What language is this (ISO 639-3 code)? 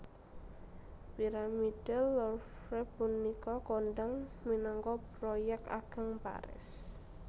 jav